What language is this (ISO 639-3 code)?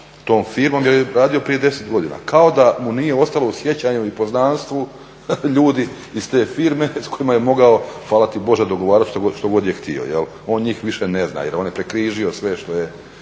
hrv